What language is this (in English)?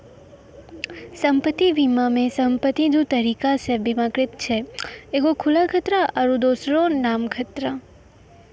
Maithili